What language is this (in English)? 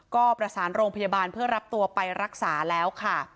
Thai